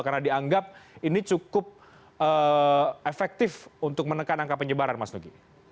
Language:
Indonesian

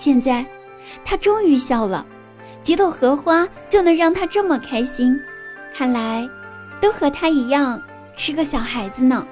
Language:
Chinese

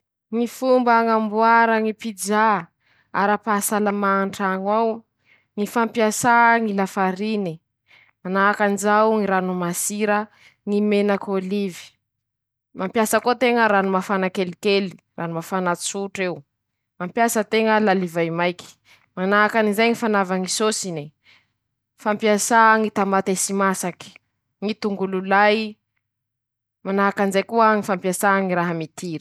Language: Masikoro Malagasy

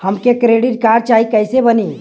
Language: Bhojpuri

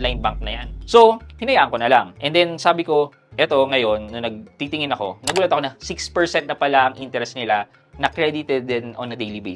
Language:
Filipino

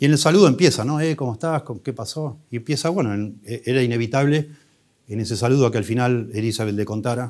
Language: Spanish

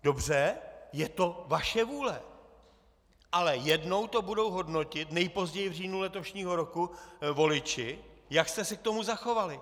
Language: Czech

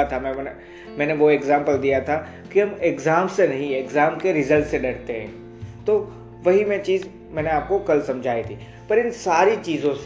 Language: Hindi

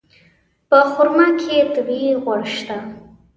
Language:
Pashto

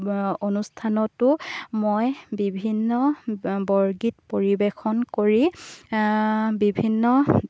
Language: Assamese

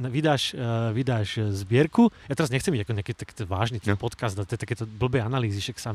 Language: Slovak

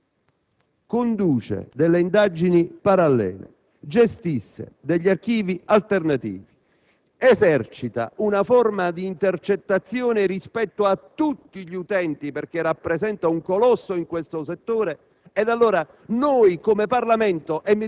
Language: Italian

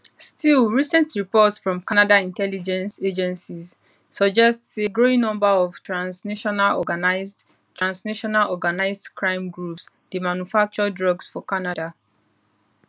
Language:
Nigerian Pidgin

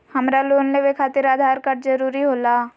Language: Magahi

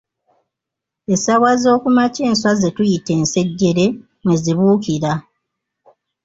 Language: Ganda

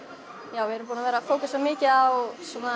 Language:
Icelandic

